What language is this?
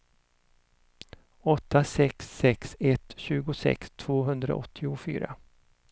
Swedish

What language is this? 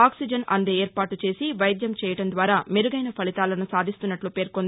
Telugu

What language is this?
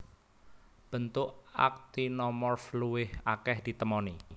Javanese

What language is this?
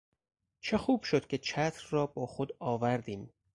Persian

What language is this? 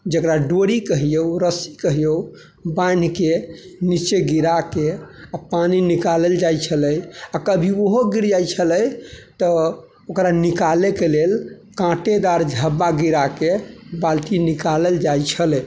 Maithili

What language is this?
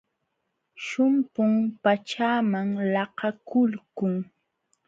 Jauja Wanca Quechua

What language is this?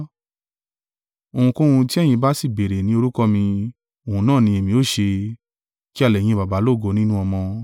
Yoruba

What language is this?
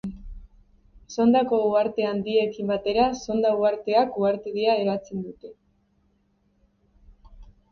Basque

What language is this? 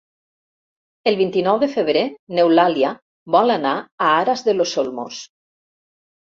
Catalan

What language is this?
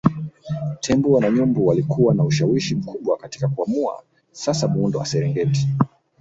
Swahili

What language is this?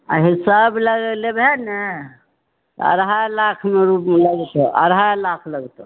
Maithili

